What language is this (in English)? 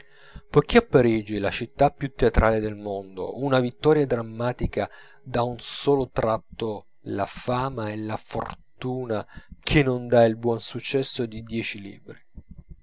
Italian